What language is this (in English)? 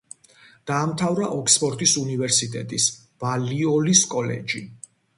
Georgian